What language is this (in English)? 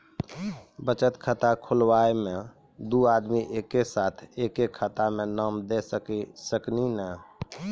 Maithili